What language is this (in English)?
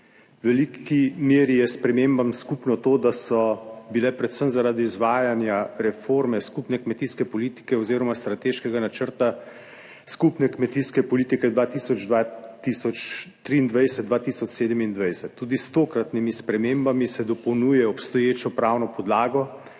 Slovenian